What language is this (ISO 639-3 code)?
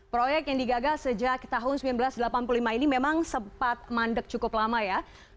ind